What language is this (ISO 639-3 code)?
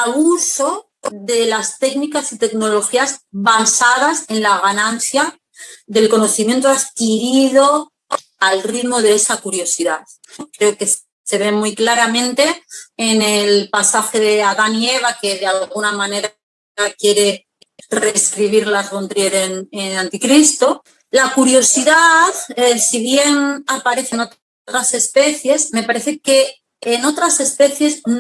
spa